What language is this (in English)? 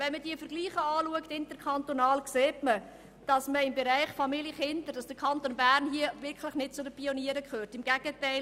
Swiss German